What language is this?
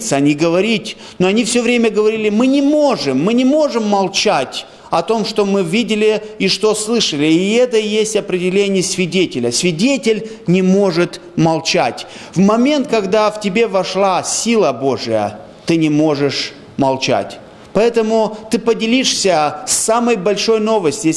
Russian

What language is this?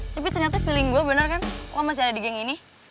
Indonesian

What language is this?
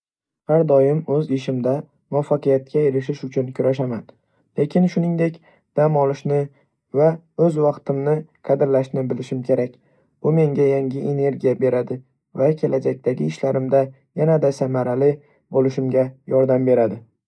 Uzbek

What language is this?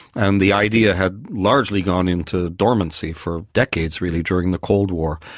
English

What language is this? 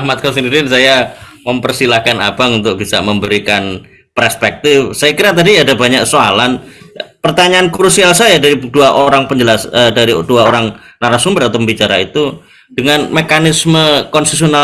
Indonesian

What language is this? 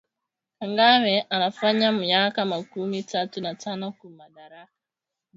Swahili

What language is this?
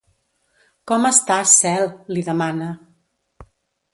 Catalan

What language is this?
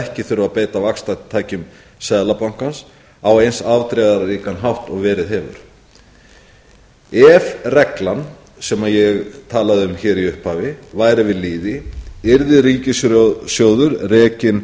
Icelandic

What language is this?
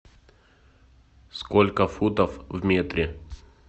Russian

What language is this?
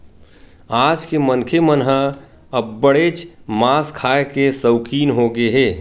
Chhattisgarhi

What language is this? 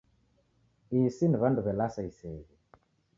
Taita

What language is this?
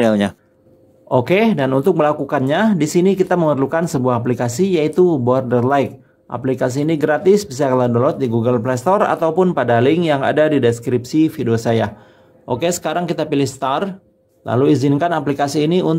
Indonesian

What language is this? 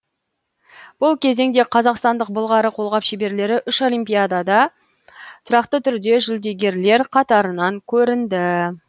Kazakh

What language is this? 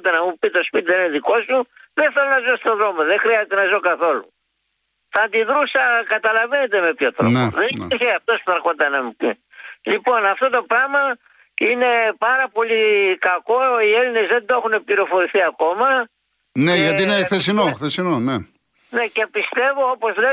Greek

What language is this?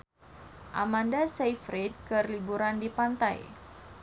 Sundanese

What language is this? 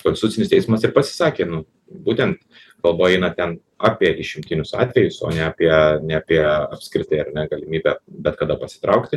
Lithuanian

